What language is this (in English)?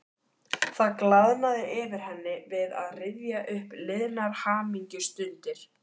Icelandic